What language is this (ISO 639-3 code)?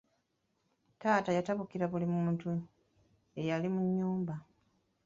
lug